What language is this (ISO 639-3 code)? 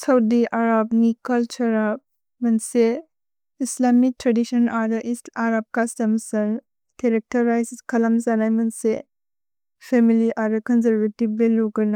brx